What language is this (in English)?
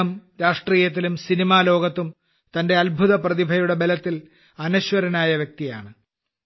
Malayalam